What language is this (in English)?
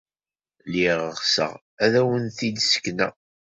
Kabyle